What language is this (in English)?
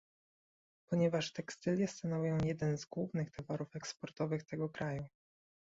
Polish